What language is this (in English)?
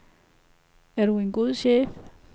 Danish